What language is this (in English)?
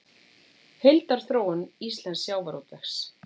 Icelandic